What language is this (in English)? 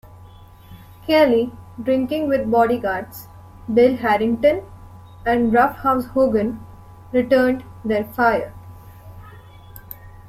English